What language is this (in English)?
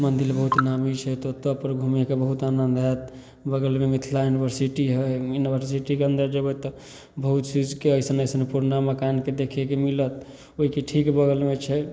Maithili